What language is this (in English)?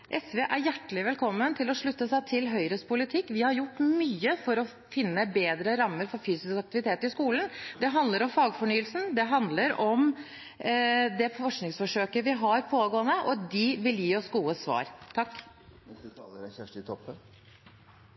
Norwegian